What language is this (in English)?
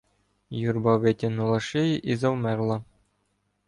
Ukrainian